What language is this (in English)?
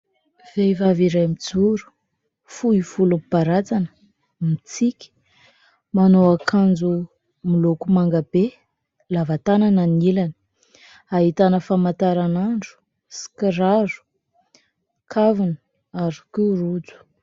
Malagasy